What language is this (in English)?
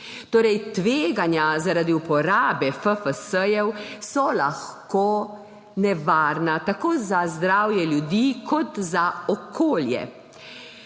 Slovenian